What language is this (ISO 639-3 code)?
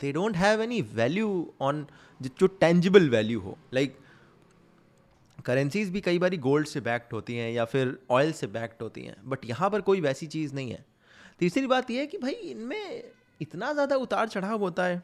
hin